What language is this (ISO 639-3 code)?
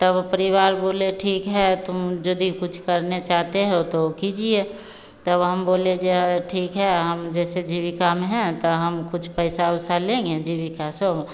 hin